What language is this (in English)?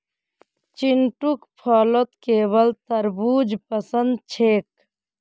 Magahi